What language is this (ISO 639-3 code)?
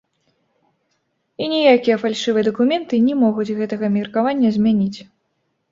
bel